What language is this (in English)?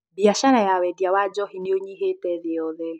Kikuyu